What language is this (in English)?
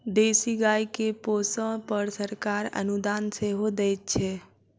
Maithili